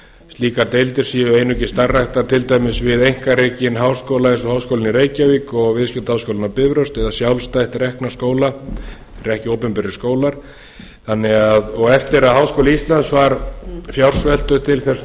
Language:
Icelandic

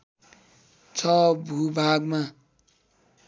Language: Nepali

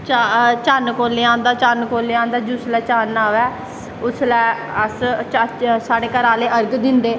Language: Dogri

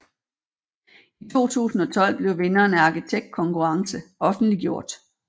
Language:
Danish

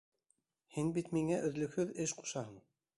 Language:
Bashkir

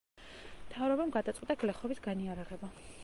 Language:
Georgian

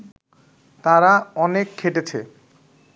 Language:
Bangla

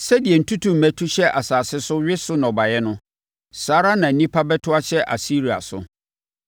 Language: Akan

